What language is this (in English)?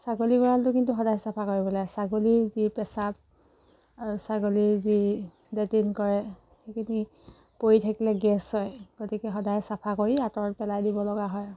Assamese